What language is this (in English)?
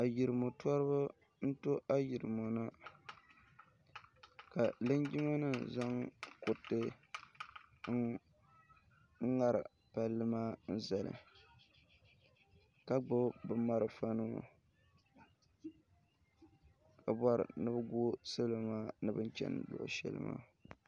Dagbani